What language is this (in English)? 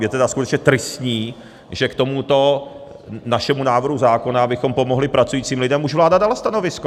Czech